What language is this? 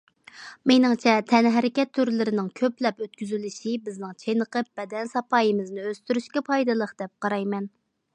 Uyghur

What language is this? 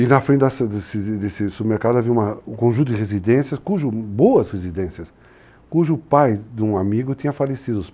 Portuguese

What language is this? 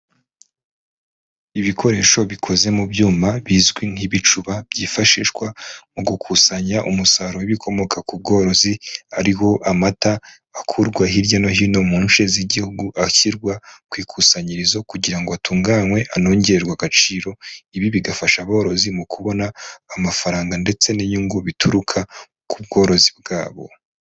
Kinyarwanda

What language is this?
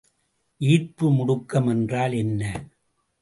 Tamil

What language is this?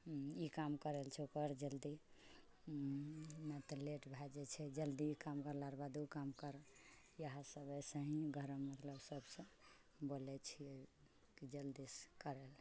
Maithili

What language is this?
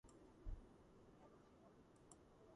Georgian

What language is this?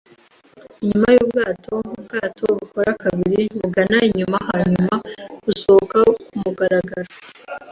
Kinyarwanda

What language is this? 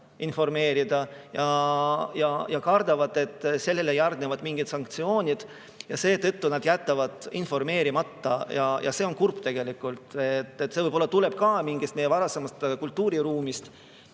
Estonian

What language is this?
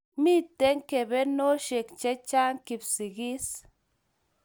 Kalenjin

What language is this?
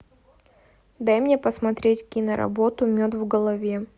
Russian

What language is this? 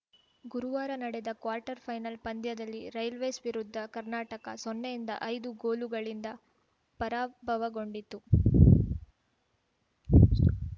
Kannada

